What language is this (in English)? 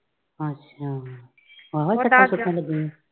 Punjabi